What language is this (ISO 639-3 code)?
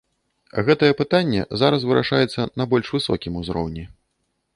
bel